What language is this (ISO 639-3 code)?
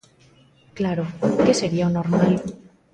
glg